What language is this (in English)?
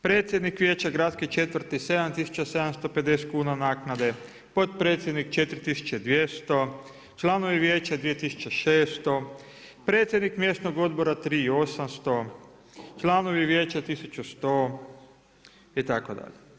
Croatian